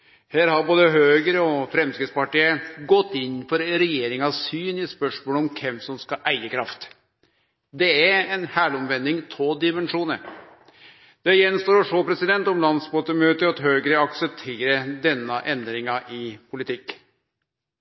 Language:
Norwegian Nynorsk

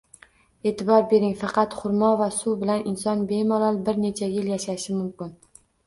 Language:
Uzbek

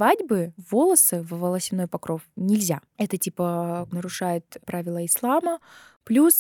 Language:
Russian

